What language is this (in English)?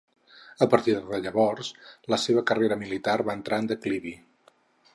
Catalan